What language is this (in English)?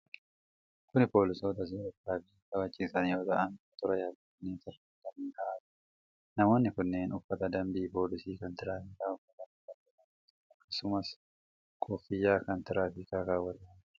Oromo